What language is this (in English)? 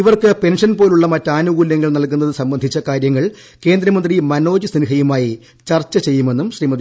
Malayalam